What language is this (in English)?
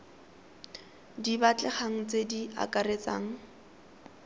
Tswana